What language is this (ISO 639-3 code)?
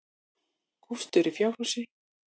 isl